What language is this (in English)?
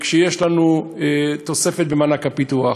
Hebrew